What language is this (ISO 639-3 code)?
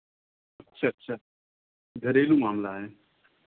hin